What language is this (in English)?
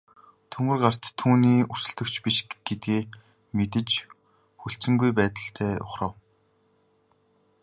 Mongolian